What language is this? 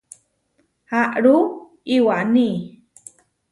Huarijio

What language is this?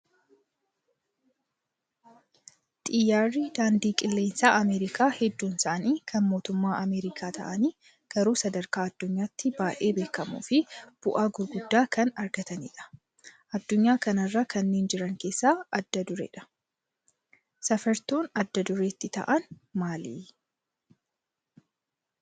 Oromo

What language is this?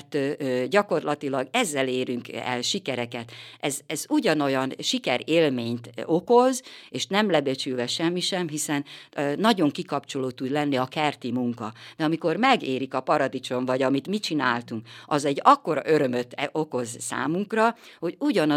Hungarian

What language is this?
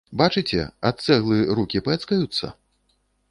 Belarusian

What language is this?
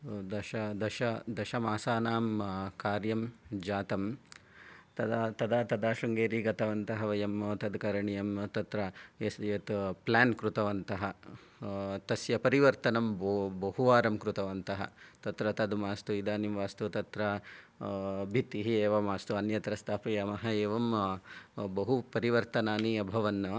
Sanskrit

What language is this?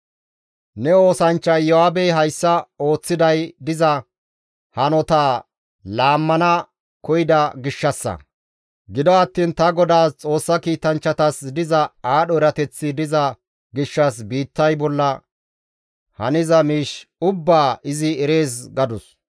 Gamo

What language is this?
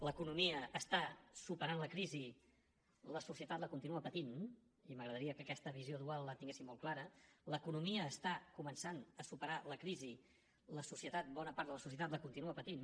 Catalan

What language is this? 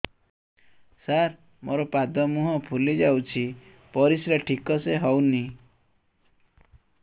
Odia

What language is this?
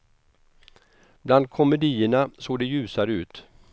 Swedish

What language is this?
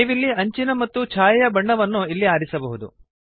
Kannada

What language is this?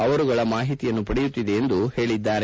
Kannada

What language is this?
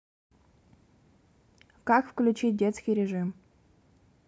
Russian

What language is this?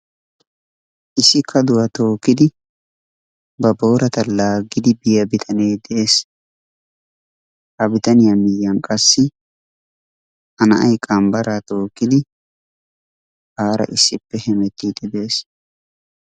Wolaytta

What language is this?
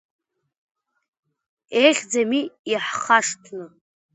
Abkhazian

